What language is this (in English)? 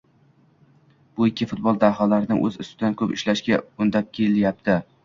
Uzbek